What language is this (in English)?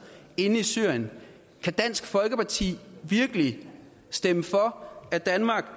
Danish